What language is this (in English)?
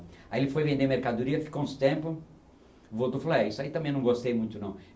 Portuguese